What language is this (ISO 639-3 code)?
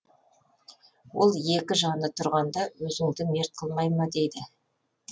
kaz